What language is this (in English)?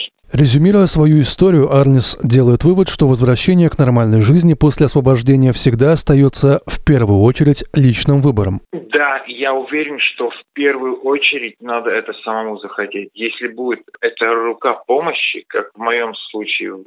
Russian